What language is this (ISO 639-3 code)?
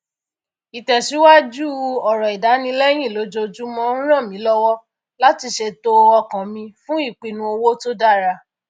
yor